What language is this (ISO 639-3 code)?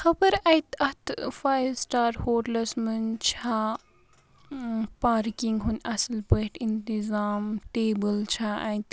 kas